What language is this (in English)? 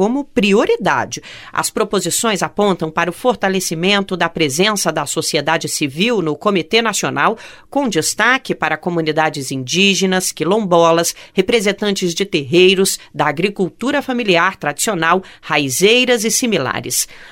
Portuguese